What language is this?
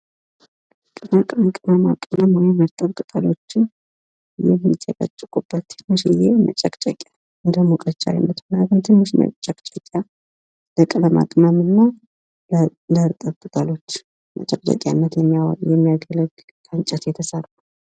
Amharic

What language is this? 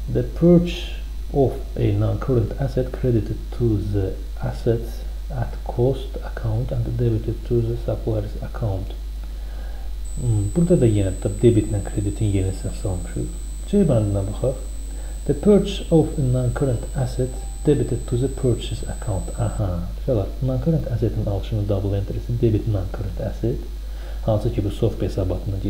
Turkish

